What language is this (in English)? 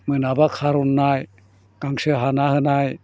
Bodo